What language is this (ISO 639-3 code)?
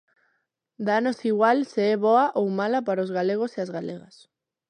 glg